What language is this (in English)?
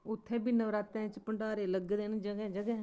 Dogri